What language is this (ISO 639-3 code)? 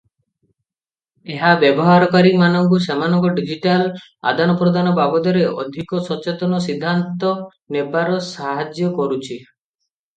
ori